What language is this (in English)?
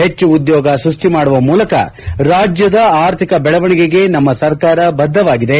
Kannada